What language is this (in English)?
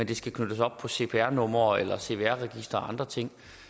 Danish